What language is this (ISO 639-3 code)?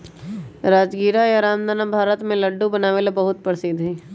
mag